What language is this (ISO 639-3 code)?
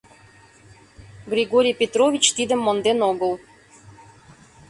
chm